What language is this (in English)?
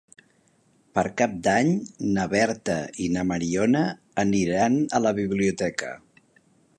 Catalan